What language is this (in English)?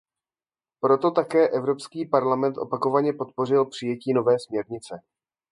Czech